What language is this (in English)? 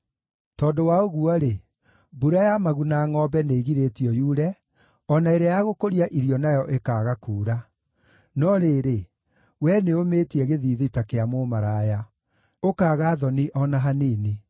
Kikuyu